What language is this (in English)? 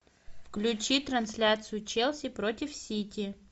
Russian